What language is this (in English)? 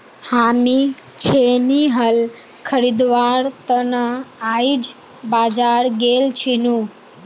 Magahi